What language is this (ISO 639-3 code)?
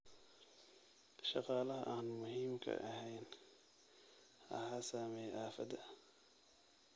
som